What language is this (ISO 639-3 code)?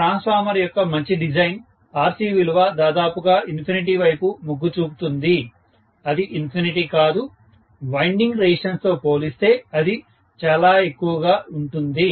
tel